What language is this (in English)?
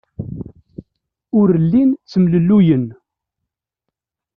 Kabyle